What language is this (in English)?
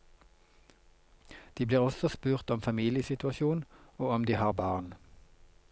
Norwegian